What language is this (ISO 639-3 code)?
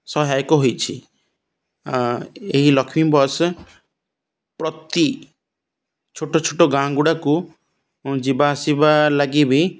ori